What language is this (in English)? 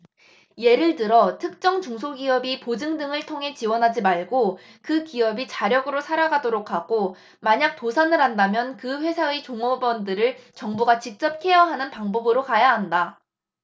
Korean